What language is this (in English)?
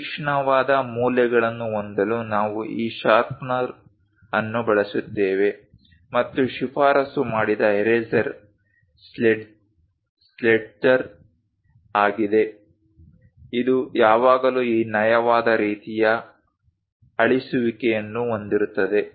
Kannada